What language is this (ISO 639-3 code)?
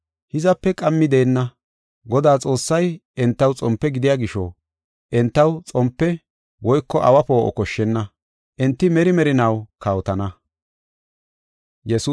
gof